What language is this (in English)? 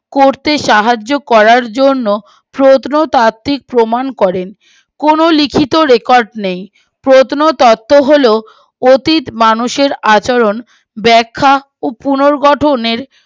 Bangla